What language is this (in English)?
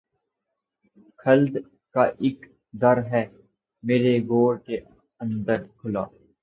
Urdu